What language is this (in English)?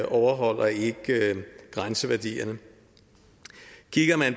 Danish